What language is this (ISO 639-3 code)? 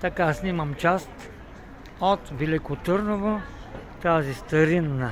bul